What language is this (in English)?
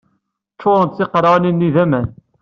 Kabyle